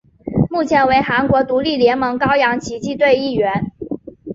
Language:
Chinese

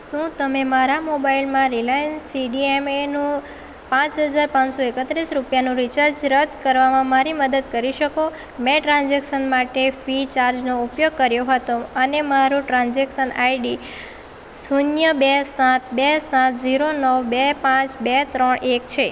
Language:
Gujarati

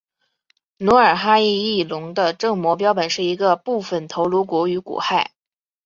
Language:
Chinese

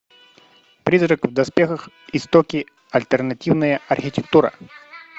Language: Russian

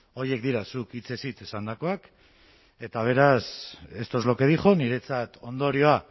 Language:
Basque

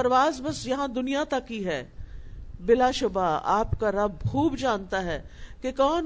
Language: Urdu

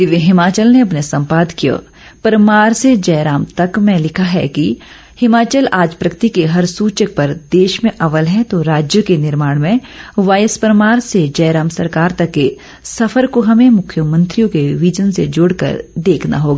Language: Hindi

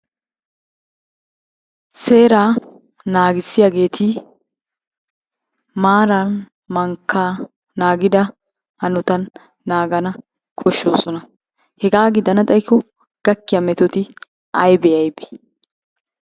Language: Wolaytta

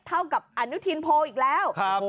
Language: Thai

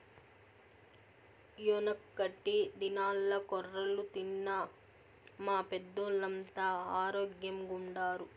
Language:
Telugu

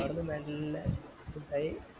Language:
Malayalam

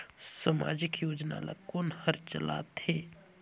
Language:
Chhattisgarhi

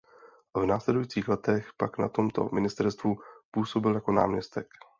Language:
Czech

